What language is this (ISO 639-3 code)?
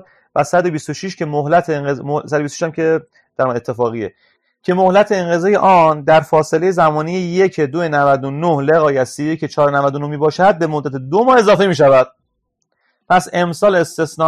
fas